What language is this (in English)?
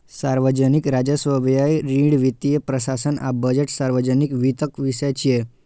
Maithili